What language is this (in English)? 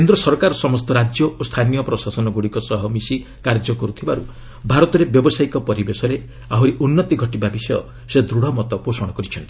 Odia